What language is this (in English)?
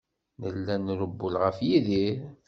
Kabyle